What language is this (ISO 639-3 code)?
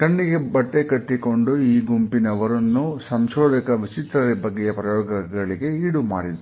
kan